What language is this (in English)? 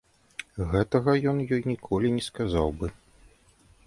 Belarusian